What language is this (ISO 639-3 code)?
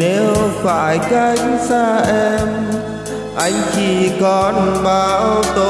vie